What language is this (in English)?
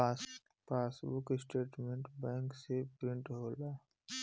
Bhojpuri